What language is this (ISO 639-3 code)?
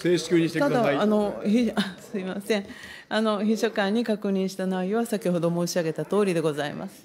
jpn